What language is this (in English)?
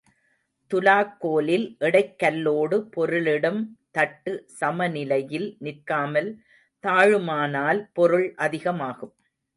Tamil